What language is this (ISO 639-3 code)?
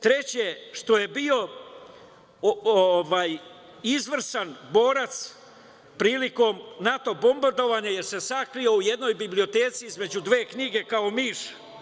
srp